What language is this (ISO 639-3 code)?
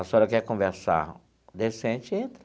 por